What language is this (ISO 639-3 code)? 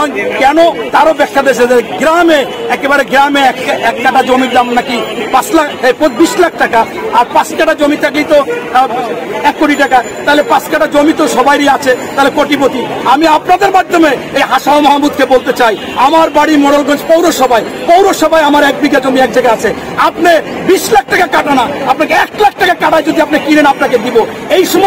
tur